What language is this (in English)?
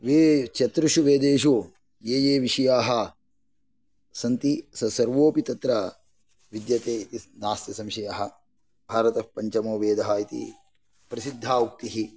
Sanskrit